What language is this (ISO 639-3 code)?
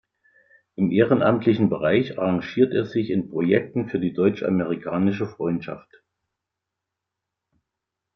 deu